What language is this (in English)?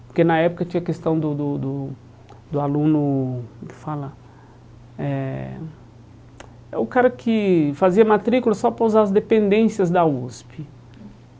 Portuguese